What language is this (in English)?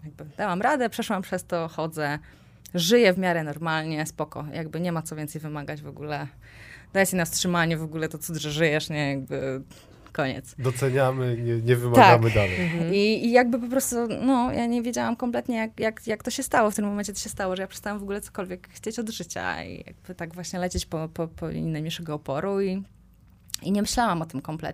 Polish